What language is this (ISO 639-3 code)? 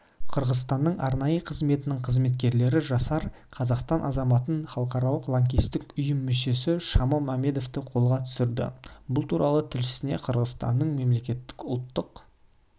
kaz